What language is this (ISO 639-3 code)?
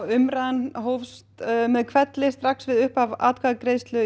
isl